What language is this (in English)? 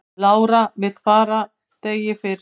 Icelandic